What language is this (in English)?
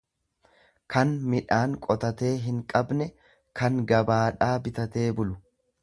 Oromo